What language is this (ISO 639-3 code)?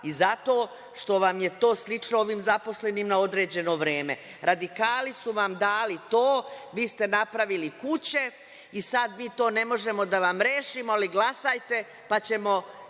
srp